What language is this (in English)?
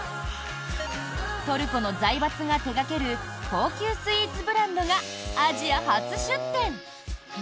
Japanese